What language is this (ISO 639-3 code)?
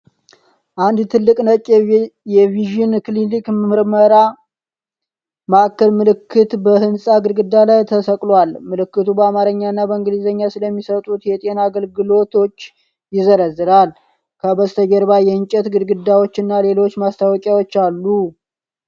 amh